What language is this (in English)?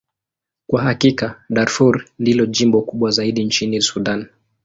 Swahili